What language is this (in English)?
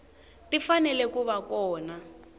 Tsonga